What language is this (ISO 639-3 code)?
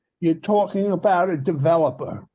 eng